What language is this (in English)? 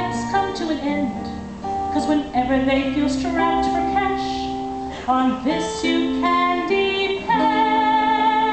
English